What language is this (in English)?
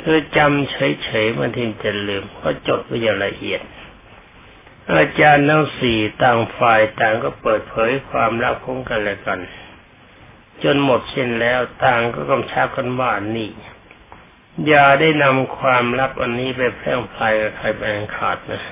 Thai